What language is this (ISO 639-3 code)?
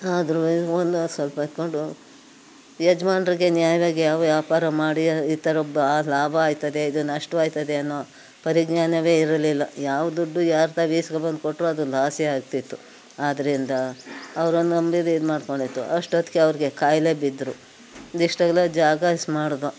kan